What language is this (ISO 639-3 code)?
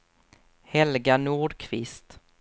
swe